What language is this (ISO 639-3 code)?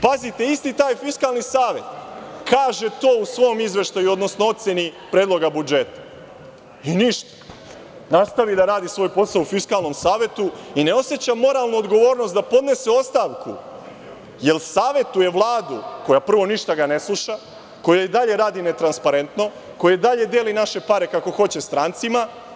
srp